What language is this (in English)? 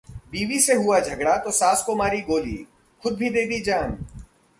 Hindi